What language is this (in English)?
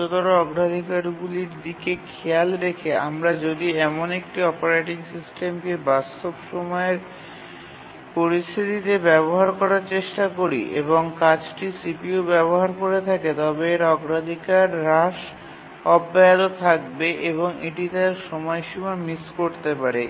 Bangla